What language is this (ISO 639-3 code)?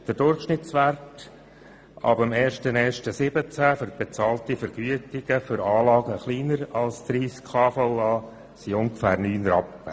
gsw